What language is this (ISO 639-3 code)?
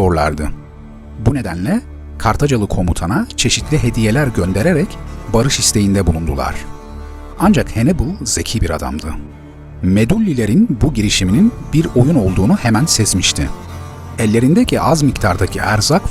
tur